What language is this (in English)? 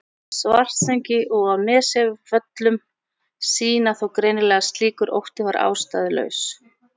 Icelandic